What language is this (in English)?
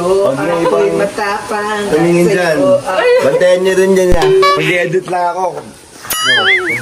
Filipino